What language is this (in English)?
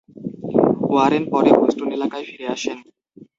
Bangla